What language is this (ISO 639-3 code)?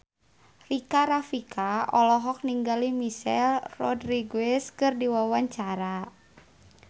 sun